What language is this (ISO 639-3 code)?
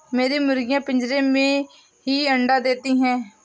hin